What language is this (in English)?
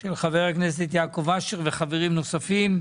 Hebrew